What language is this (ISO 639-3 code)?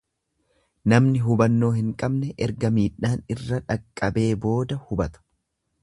orm